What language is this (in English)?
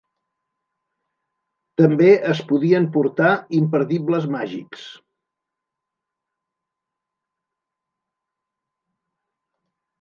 Catalan